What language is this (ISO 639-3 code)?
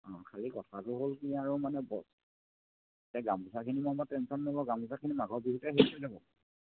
asm